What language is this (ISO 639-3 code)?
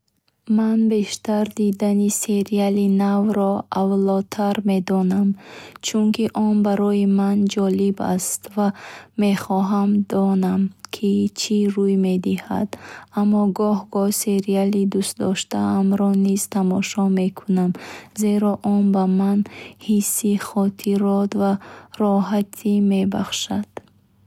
bhh